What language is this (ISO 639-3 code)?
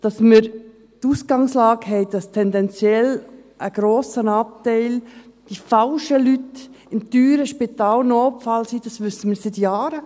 gsw